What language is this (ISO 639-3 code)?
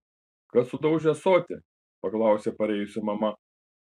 lit